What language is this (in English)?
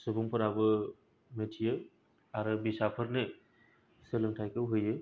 Bodo